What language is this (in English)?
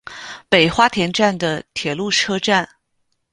Chinese